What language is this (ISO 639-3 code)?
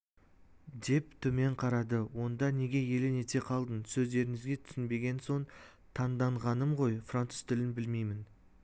kaz